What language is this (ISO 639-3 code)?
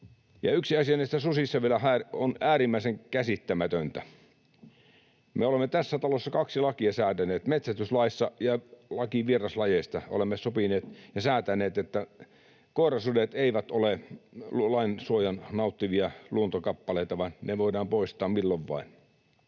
fin